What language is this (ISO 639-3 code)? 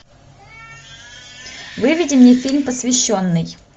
rus